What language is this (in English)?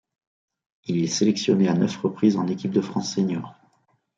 French